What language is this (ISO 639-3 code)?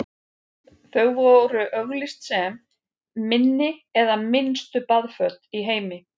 isl